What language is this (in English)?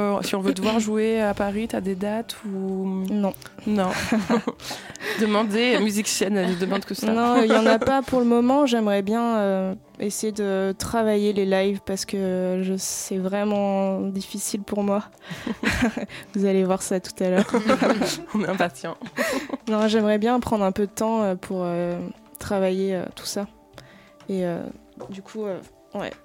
French